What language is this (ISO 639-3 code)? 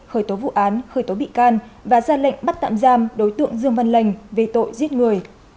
vie